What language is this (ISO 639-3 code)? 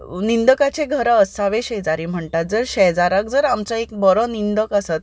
kok